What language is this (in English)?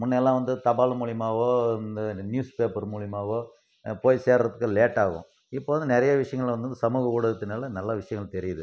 Tamil